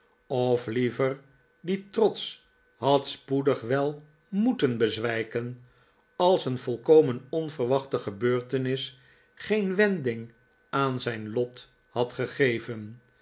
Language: Dutch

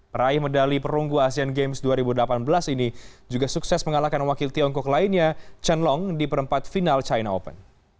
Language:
Indonesian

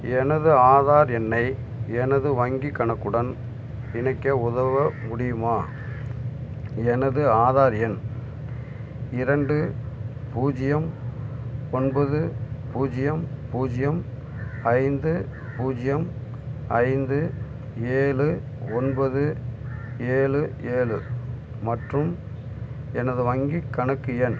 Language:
Tamil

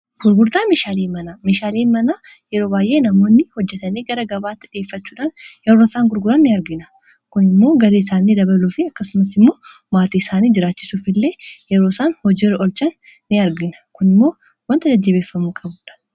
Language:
Oromo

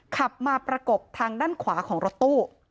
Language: Thai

